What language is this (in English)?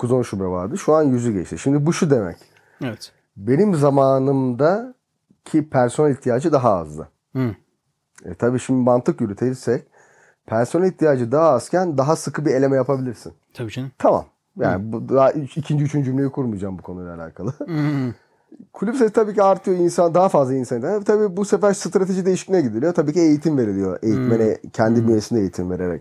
Turkish